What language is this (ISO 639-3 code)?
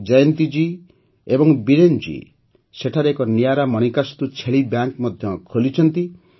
ori